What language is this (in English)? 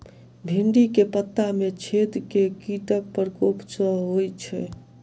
Maithili